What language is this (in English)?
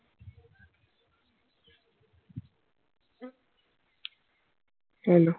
Bangla